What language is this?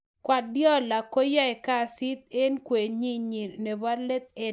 Kalenjin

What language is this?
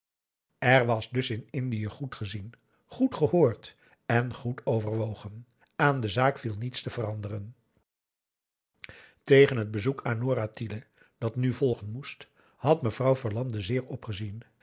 Dutch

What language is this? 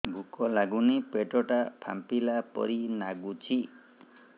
Odia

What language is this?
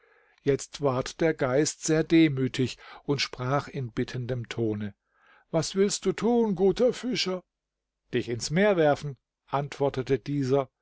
German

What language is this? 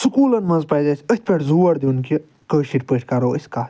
Kashmiri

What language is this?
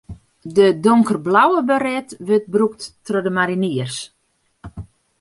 Western Frisian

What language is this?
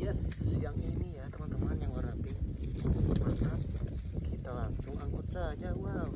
Indonesian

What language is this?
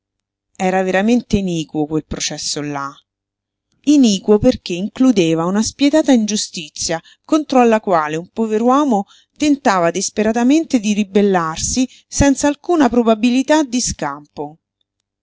Italian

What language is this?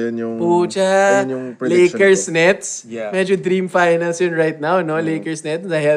Filipino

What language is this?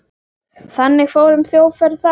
Icelandic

